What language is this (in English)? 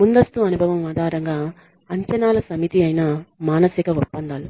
Telugu